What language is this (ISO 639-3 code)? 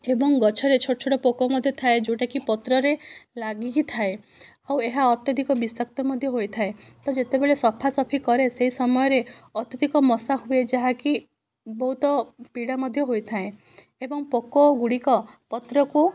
ori